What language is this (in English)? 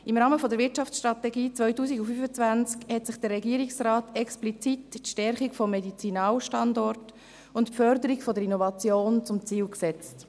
Swiss German